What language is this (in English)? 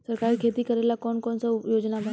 Bhojpuri